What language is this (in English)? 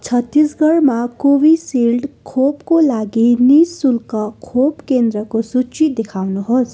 Nepali